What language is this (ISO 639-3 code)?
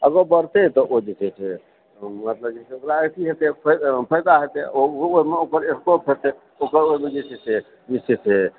mai